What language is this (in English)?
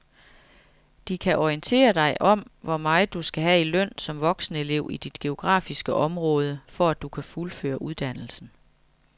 Danish